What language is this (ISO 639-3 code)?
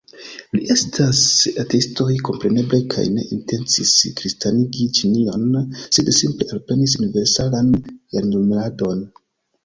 epo